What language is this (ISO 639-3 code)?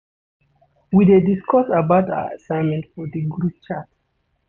pcm